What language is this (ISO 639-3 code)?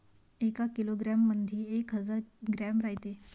mar